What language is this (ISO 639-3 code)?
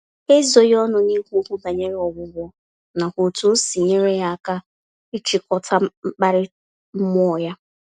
ibo